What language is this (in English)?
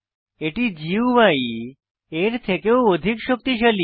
Bangla